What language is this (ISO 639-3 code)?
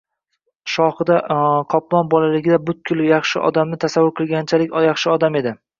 uzb